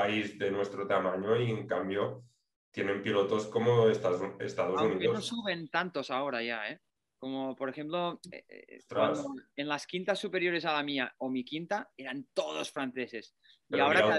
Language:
Spanish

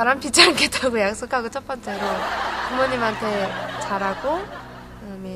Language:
Korean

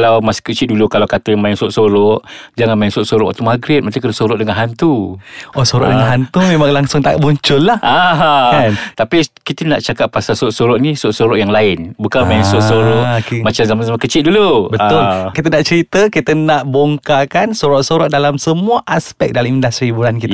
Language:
Malay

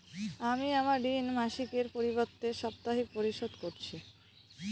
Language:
Bangla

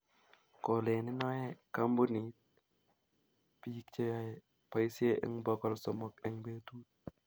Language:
Kalenjin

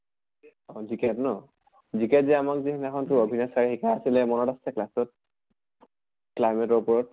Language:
Assamese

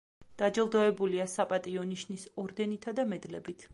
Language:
Georgian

